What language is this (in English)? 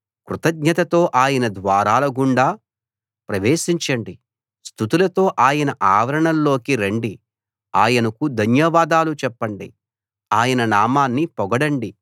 Telugu